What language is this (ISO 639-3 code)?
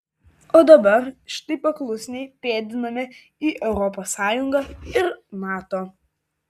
lit